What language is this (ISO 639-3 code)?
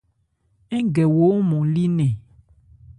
ebr